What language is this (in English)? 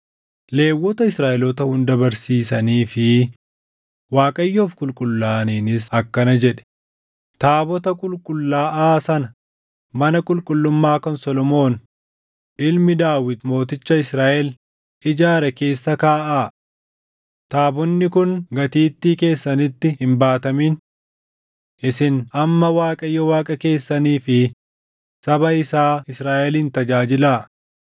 Oromo